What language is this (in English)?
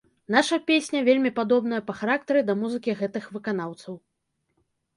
Belarusian